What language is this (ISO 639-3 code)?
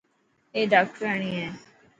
mki